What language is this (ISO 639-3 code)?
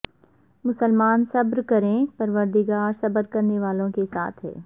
urd